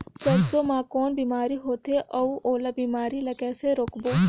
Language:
Chhattisgarhi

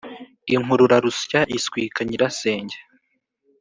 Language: Kinyarwanda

